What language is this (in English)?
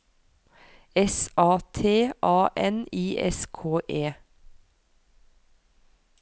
Norwegian